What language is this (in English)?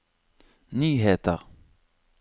Norwegian